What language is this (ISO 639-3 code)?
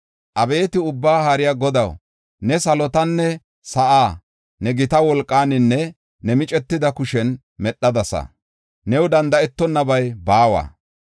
gof